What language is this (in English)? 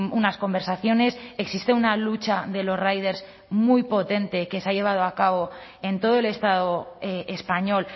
Spanish